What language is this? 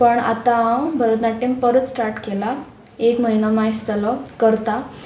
Konkani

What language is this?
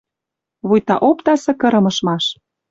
Western Mari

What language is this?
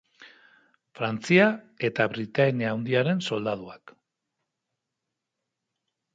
Basque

